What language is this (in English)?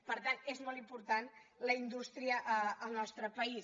Catalan